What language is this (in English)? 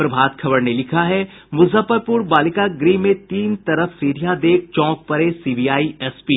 Hindi